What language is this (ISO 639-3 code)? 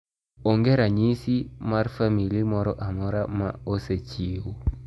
luo